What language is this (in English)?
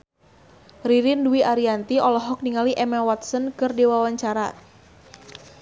Sundanese